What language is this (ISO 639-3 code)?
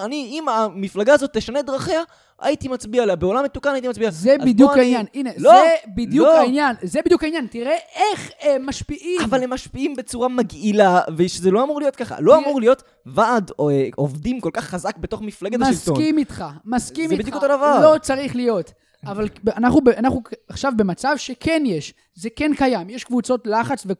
heb